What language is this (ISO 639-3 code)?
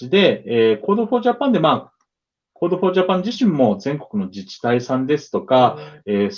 jpn